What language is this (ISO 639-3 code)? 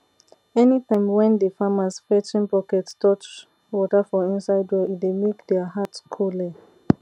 pcm